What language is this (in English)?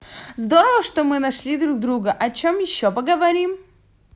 Russian